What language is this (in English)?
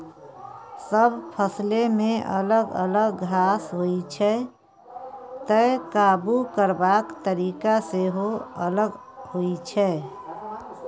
Maithili